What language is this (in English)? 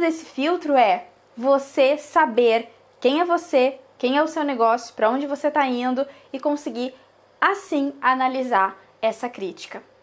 Portuguese